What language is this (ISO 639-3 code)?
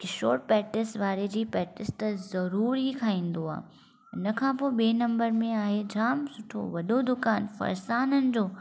snd